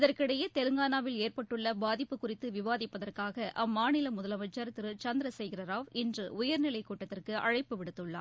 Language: Tamil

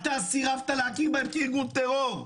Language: Hebrew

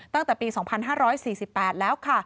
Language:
Thai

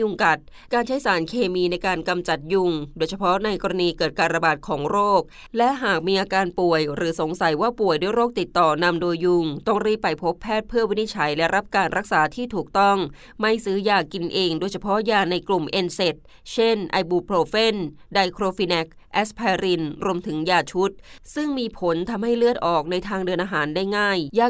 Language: Thai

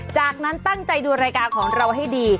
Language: Thai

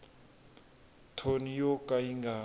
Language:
Tsonga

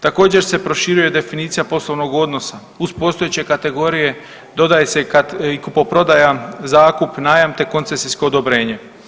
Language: Croatian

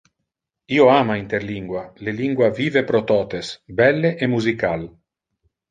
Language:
Interlingua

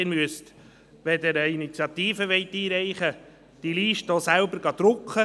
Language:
Swiss German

